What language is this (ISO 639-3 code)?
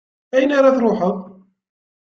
kab